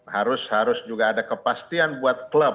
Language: Indonesian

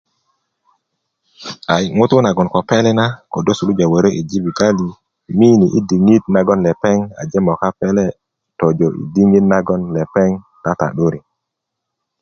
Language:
Kuku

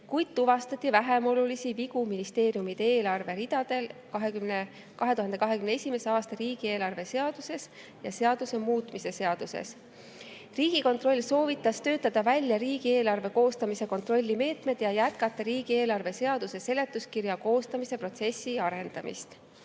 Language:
Estonian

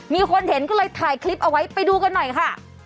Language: Thai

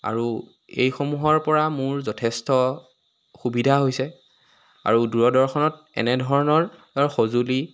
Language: Assamese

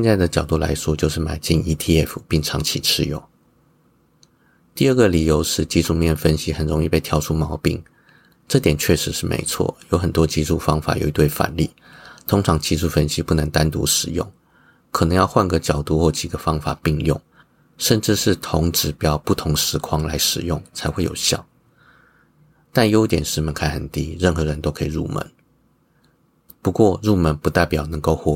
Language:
Chinese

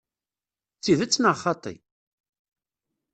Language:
Kabyle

